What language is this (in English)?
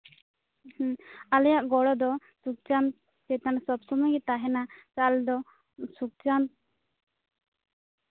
Santali